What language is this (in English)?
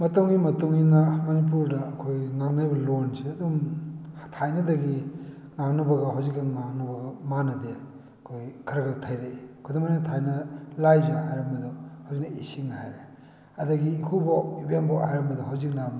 Manipuri